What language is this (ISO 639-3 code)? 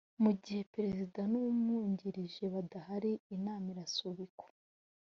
kin